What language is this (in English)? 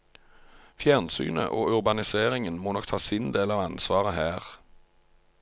Norwegian